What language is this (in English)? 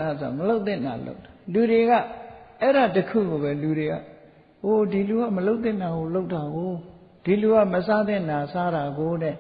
Vietnamese